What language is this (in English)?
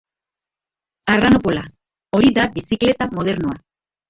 Basque